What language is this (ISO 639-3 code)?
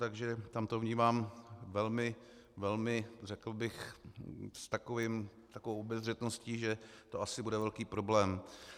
ces